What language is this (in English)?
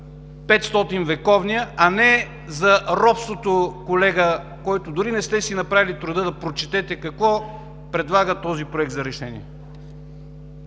Bulgarian